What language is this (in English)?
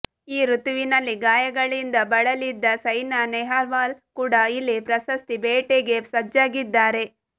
Kannada